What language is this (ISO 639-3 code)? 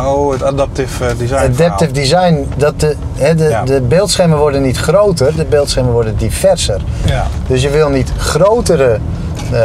nld